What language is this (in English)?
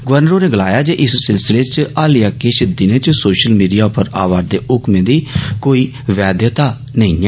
Dogri